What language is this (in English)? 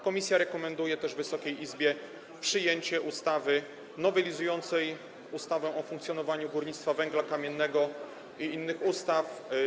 Polish